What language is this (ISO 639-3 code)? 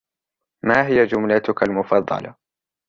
ara